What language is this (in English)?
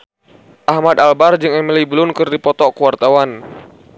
Sundanese